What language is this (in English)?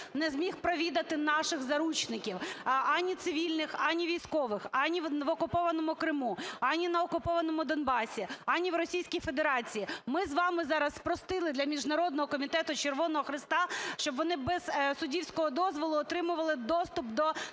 Ukrainian